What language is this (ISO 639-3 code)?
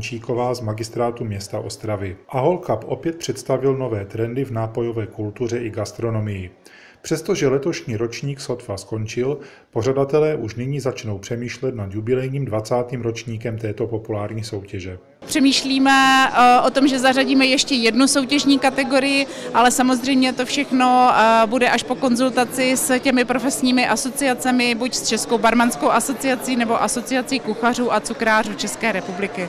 ces